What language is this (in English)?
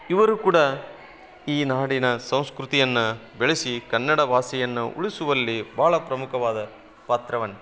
Kannada